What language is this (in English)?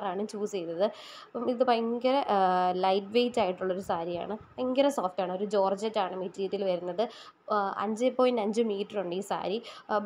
Malayalam